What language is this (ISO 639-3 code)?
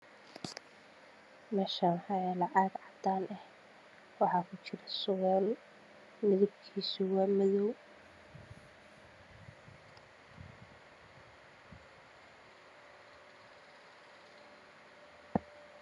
som